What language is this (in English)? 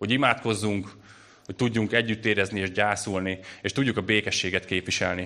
Hungarian